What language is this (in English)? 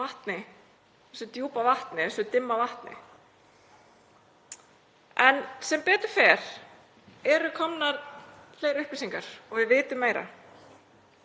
Icelandic